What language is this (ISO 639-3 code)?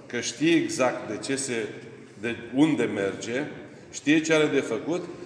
ron